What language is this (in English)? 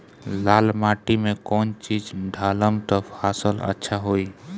Bhojpuri